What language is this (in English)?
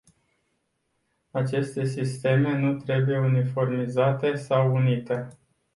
Romanian